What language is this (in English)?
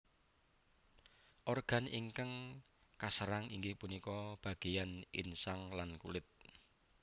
Javanese